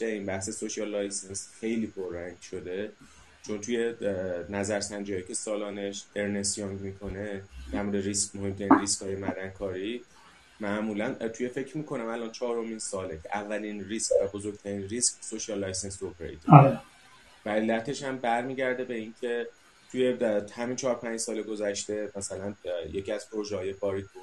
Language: Persian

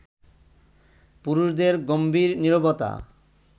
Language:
Bangla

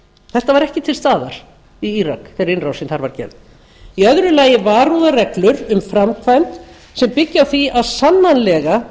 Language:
Icelandic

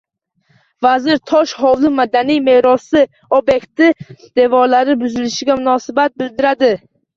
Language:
Uzbek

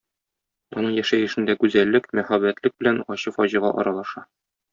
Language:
Tatar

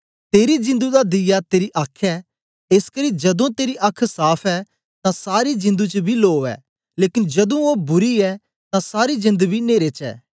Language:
Dogri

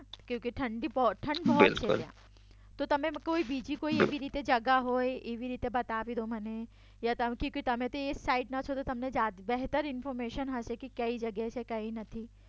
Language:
Gujarati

